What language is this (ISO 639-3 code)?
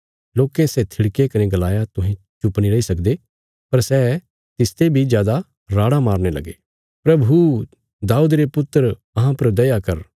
kfs